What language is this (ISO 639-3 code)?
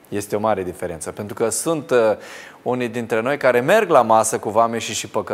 ron